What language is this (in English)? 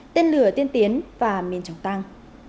Vietnamese